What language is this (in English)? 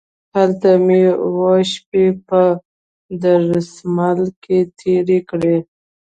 Pashto